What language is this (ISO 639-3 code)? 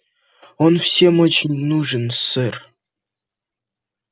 rus